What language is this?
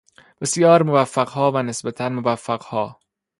Persian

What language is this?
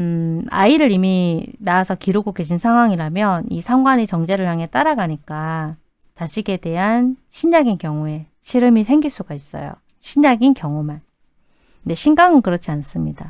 Korean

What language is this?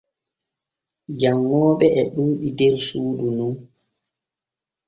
Borgu Fulfulde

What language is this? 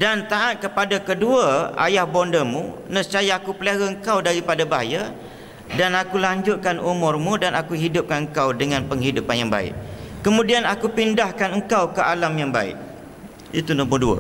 Malay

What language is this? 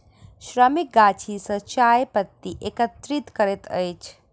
Maithili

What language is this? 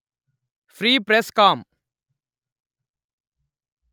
Telugu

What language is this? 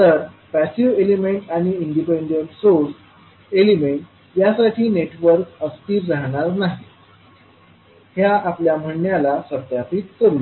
Marathi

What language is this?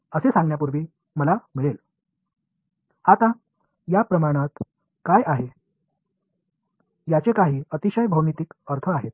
Tamil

